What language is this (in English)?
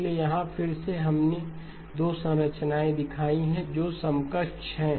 Hindi